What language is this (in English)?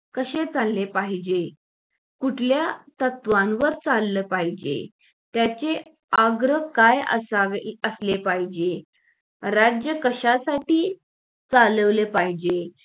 Marathi